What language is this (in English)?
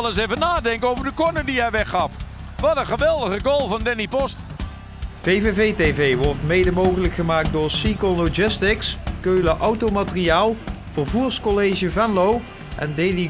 Dutch